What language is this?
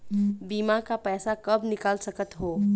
Chhattisgarhi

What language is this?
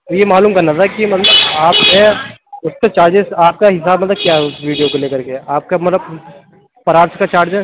Urdu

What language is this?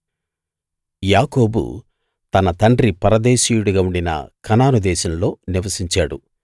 Telugu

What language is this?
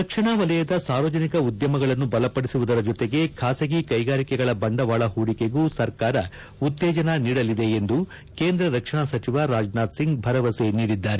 Kannada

